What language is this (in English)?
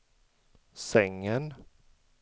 Swedish